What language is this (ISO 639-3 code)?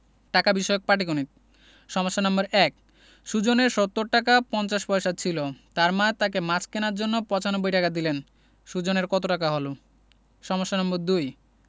ben